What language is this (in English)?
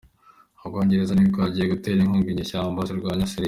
Kinyarwanda